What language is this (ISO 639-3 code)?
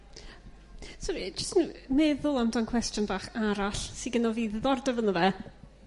cym